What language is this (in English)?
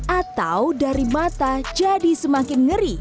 Indonesian